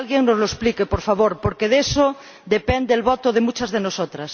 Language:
Spanish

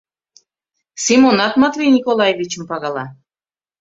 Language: Mari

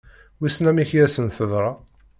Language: Kabyle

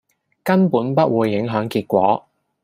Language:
Cantonese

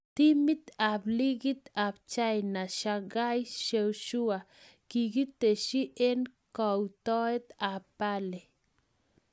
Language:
Kalenjin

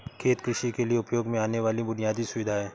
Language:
Hindi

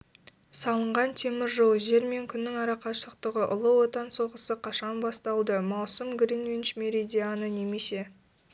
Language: Kazakh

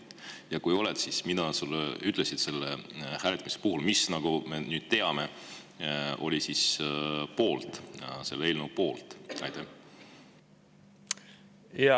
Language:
Estonian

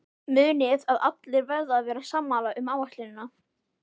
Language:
Icelandic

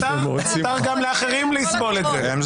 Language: Hebrew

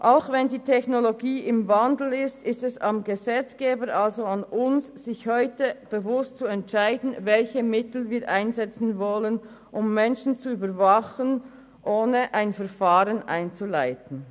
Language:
Swiss German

